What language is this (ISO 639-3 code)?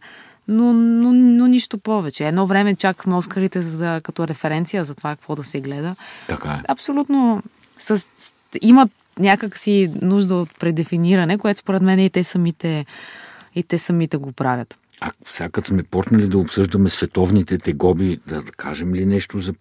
bul